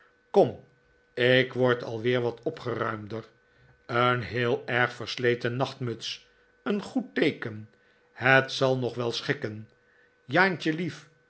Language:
Dutch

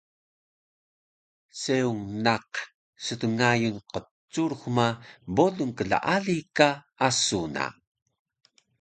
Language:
Taroko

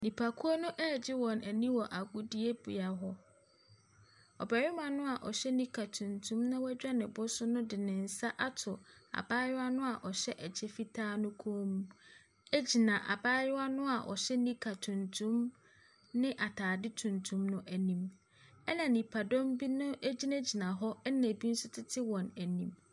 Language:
Akan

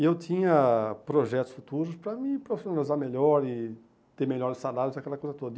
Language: Portuguese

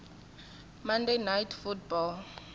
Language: Tsonga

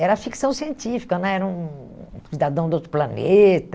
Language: Portuguese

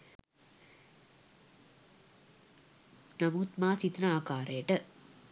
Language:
Sinhala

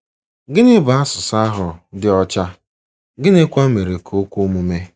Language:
Igbo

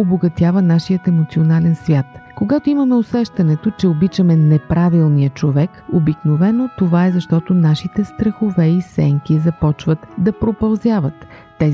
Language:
Bulgarian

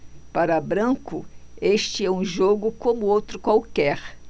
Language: Portuguese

